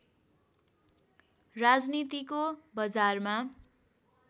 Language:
Nepali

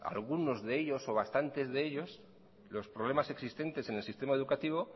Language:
Spanish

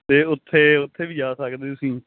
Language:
Punjabi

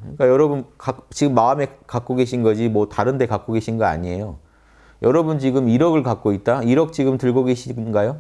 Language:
Korean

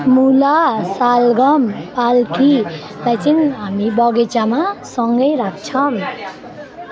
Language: Nepali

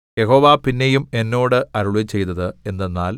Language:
Malayalam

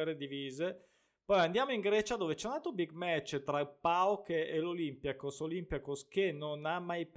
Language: Italian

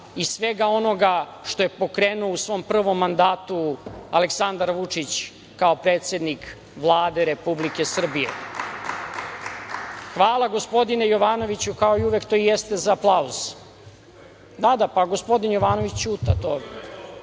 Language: Serbian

